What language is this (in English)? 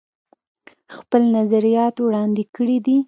Pashto